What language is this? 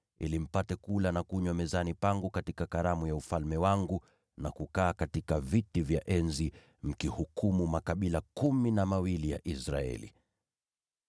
Swahili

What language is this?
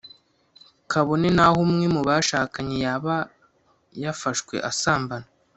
Kinyarwanda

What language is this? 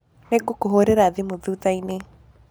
Kikuyu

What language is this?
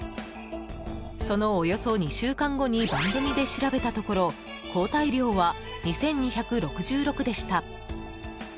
Japanese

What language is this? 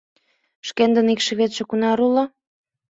Mari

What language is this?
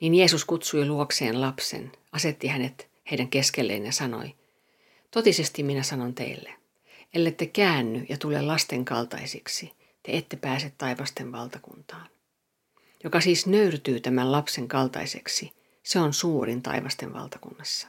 Finnish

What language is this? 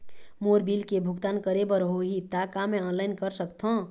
Chhattisgarhi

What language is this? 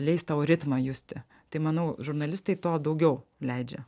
Lithuanian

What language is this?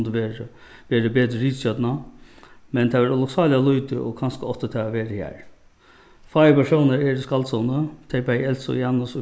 Faroese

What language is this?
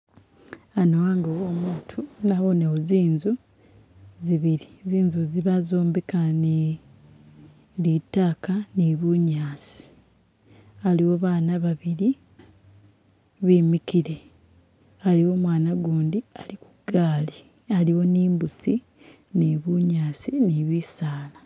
Masaaba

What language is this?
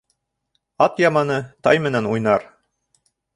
Bashkir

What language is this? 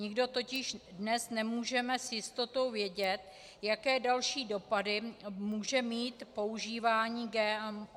Czech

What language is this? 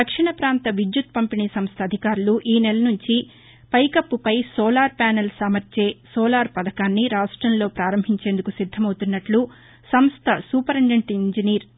Telugu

